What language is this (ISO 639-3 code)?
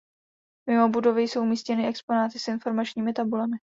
ces